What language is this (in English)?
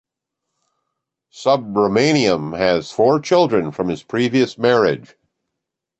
English